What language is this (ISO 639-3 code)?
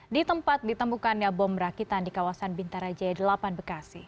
ind